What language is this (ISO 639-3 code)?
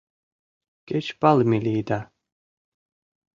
chm